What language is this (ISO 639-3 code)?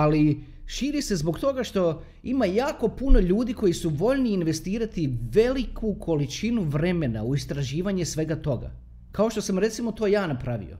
hrv